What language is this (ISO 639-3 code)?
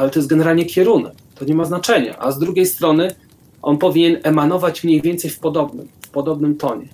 pol